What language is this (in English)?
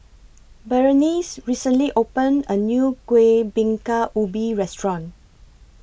English